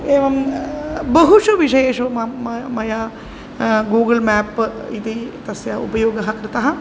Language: Sanskrit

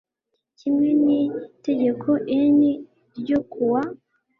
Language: Kinyarwanda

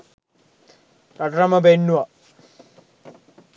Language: Sinhala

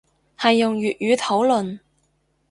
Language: Cantonese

